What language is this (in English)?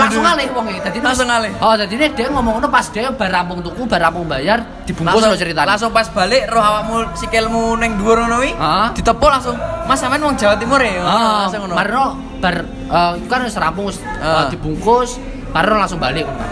Indonesian